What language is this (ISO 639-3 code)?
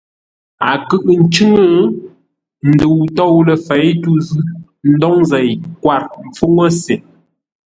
nla